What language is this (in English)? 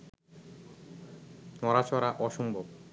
Bangla